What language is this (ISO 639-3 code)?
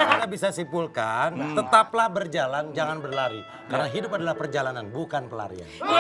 ind